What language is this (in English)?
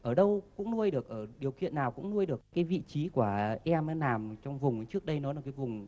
Vietnamese